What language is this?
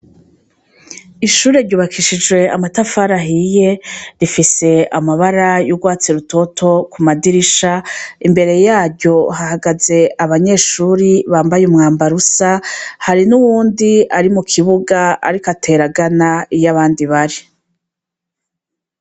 Rundi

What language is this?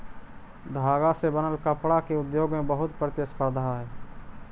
Magahi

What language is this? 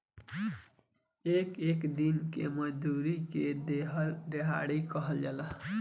Bhojpuri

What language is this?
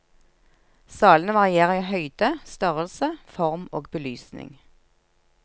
Norwegian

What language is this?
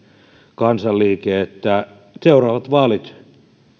Finnish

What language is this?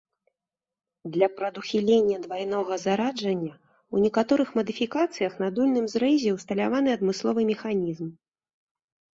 Belarusian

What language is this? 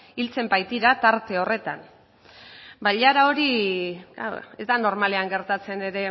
Basque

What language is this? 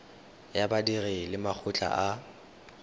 Tswana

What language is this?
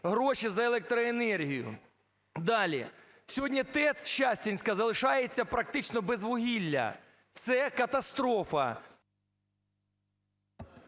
Ukrainian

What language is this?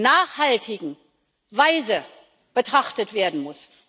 German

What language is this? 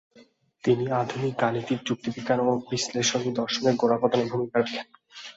Bangla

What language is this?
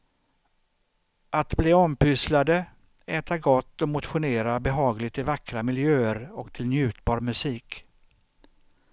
Swedish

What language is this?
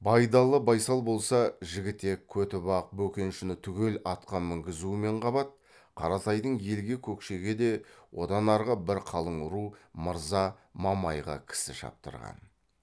Kazakh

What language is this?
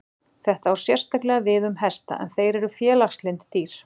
Icelandic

